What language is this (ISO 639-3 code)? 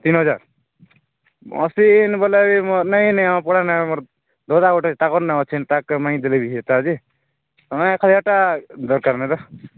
ori